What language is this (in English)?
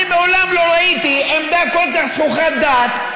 Hebrew